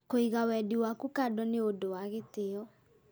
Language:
Kikuyu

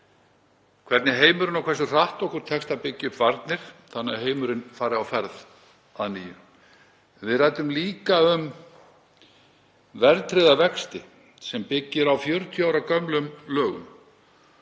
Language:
Icelandic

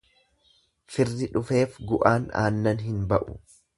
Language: Oromo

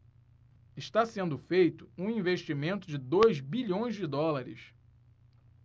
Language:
Portuguese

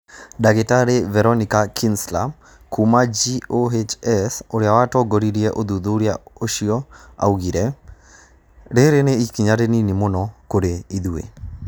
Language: Kikuyu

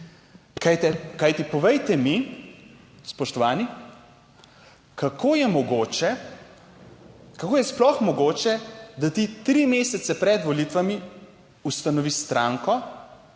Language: Slovenian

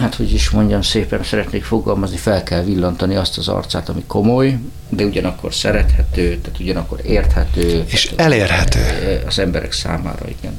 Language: Hungarian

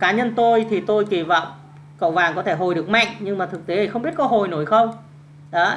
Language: Vietnamese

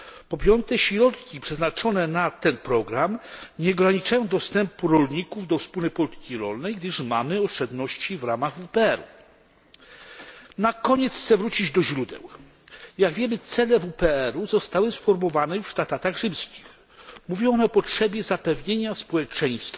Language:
Polish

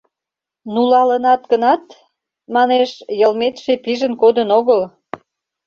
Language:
Mari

